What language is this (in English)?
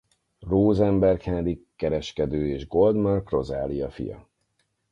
Hungarian